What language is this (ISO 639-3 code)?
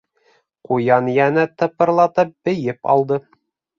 bak